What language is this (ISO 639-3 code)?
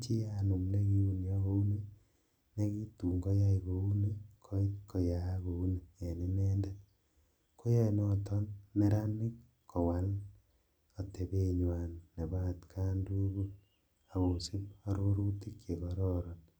kln